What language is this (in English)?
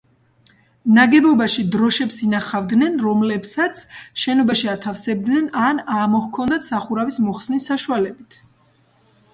Georgian